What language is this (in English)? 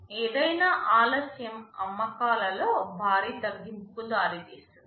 Telugu